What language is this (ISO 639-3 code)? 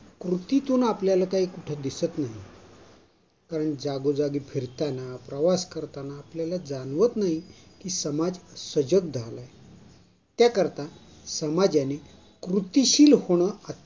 mar